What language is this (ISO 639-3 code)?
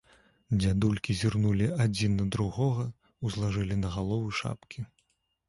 bel